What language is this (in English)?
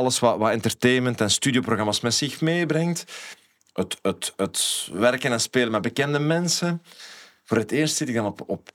Dutch